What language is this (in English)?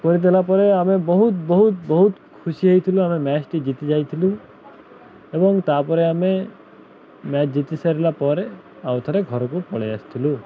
Odia